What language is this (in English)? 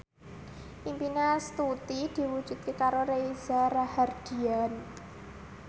Javanese